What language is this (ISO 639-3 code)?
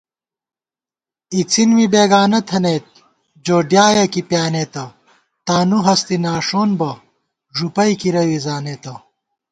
gwt